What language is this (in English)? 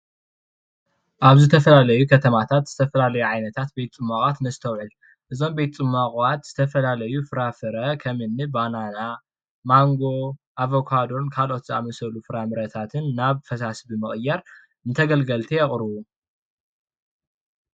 Tigrinya